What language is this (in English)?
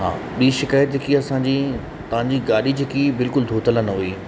Sindhi